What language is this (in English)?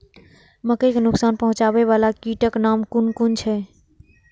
Maithili